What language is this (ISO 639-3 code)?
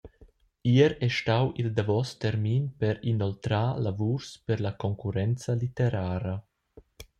roh